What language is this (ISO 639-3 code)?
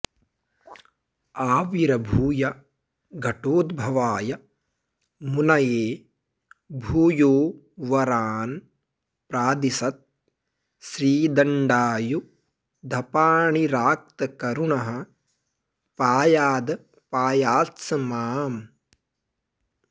san